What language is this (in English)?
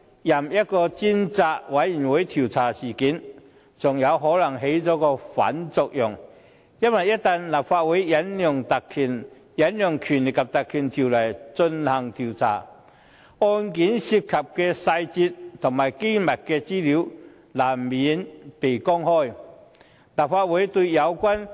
Cantonese